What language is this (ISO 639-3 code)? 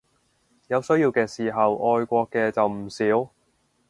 yue